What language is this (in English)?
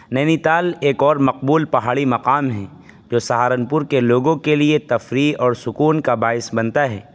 Urdu